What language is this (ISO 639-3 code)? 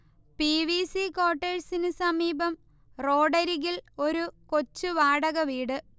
mal